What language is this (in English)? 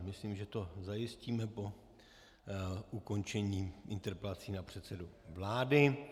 Czech